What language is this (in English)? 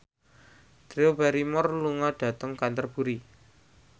Javanese